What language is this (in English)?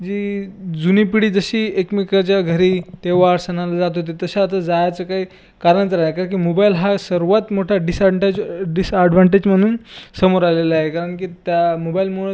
Marathi